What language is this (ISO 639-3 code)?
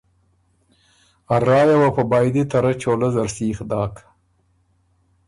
oru